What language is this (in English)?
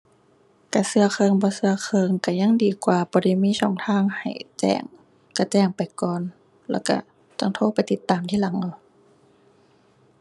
Thai